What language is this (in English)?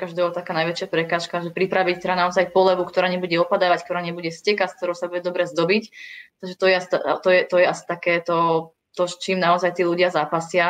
Czech